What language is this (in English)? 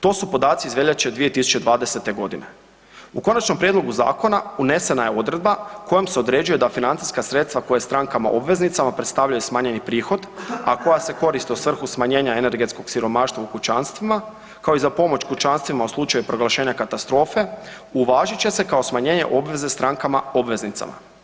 Croatian